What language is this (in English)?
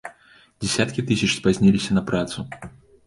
Belarusian